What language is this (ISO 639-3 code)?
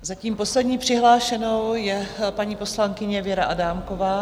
ces